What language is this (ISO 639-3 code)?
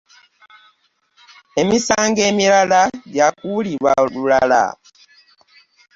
lug